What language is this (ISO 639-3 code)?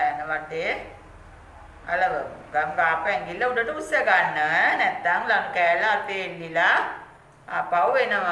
tha